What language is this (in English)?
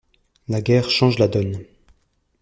French